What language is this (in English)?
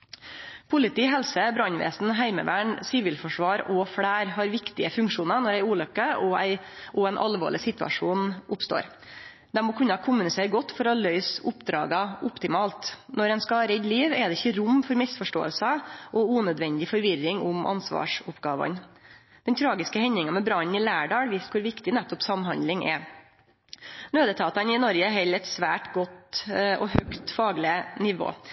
Norwegian Nynorsk